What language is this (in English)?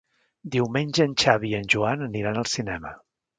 Catalan